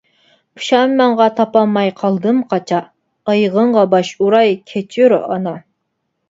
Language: Uyghur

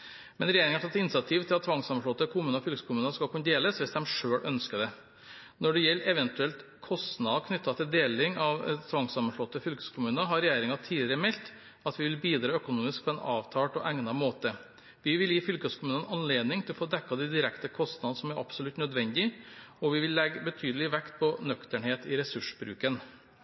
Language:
Norwegian Bokmål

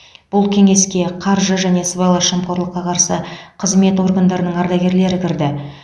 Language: Kazakh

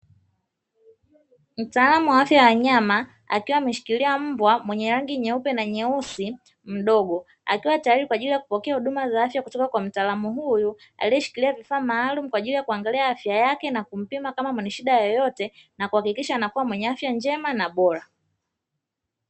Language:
Swahili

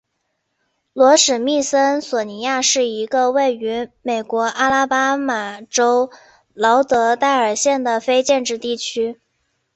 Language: Chinese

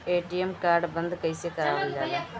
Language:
Bhojpuri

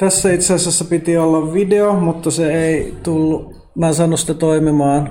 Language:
Finnish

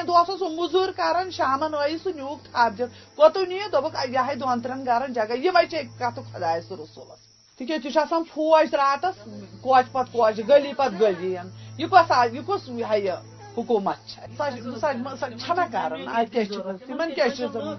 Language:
Urdu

